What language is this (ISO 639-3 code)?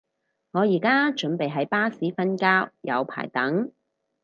yue